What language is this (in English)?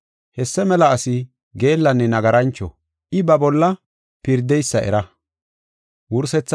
Gofa